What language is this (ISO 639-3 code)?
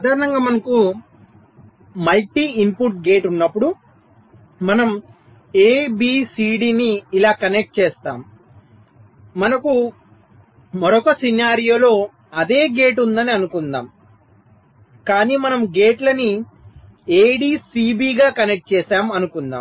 tel